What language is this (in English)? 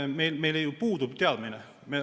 Estonian